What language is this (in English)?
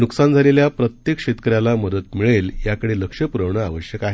Marathi